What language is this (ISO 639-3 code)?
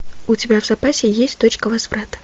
rus